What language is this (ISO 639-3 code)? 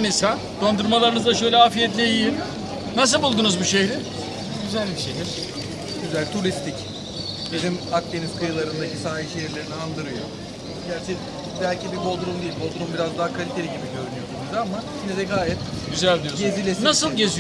tur